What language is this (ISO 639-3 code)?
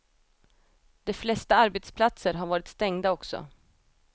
swe